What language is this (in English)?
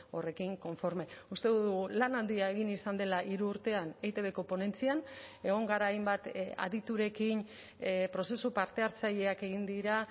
Basque